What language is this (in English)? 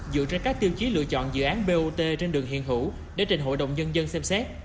Vietnamese